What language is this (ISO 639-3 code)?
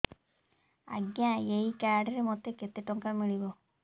ori